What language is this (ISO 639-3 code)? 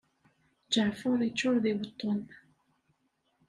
kab